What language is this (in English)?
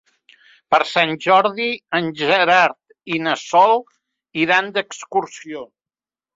Catalan